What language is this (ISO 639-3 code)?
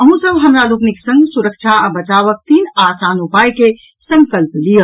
mai